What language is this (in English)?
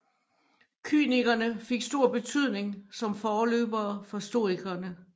Danish